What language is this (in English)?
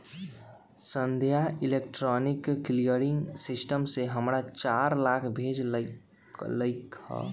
Magahi